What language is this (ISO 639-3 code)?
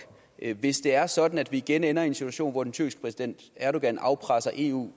dan